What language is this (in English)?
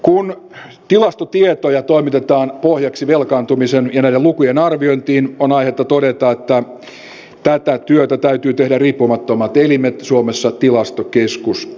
Finnish